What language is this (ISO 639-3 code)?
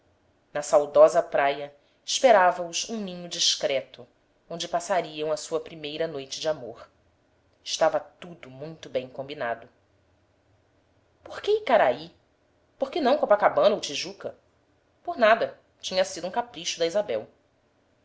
por